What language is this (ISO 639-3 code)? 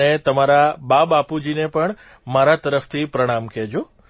guj